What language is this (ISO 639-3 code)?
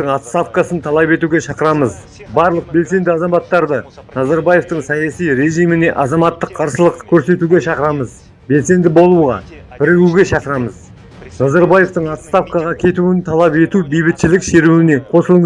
kaz